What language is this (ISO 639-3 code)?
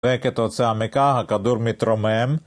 heb